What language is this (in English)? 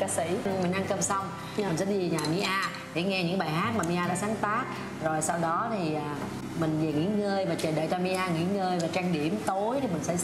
Vietnamese